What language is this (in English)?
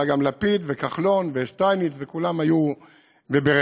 Hebrew